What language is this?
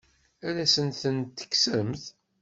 Kabyle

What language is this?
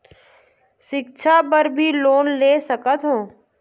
Chhattisgarhi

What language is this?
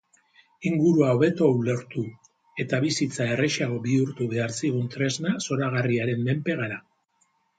Basque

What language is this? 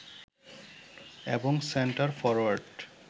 Bangla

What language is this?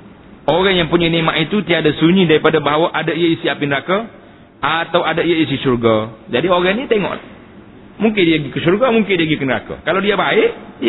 Malay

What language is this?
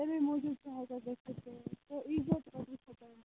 Kashmiri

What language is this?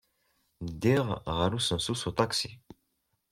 Kabyle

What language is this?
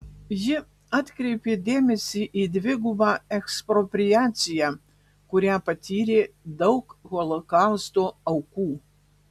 Lithuanian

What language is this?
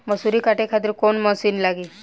Bhojpuri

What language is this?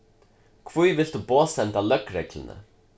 Faroese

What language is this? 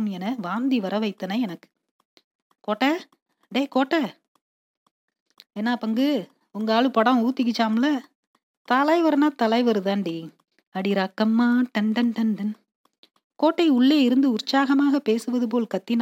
Tamil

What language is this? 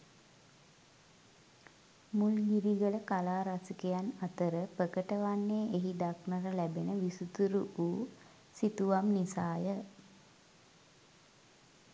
Sinhala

